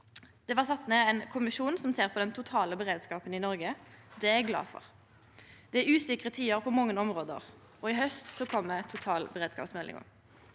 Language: Norwegian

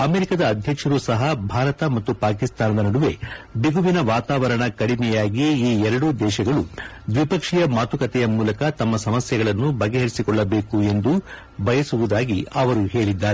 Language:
Kannada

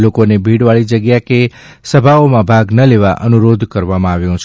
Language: Gujarati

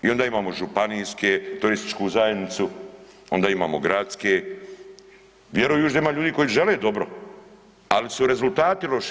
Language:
Croatian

